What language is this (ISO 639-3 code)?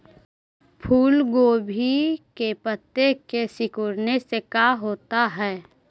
mag